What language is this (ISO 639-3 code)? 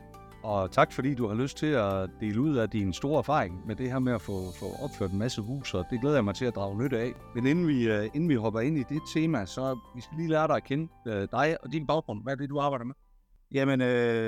dan